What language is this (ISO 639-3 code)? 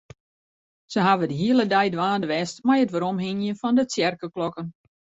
fry